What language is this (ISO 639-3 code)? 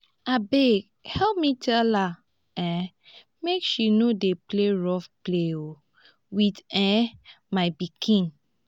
pcm